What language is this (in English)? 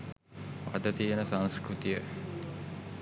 Sinhala